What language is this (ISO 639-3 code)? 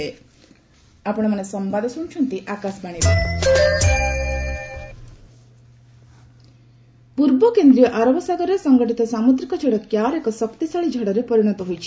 ori